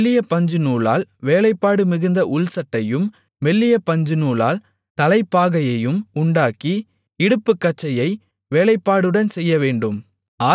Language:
Tamil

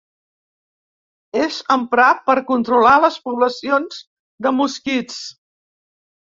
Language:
Catalan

